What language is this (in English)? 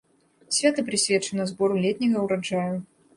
Belarusian